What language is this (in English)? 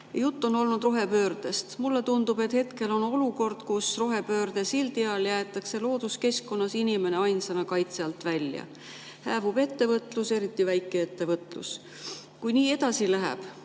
Estonian